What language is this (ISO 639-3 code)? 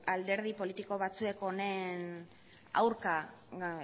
eus